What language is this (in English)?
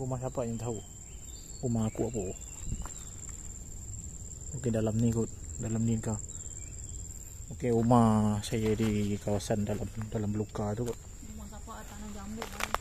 Malay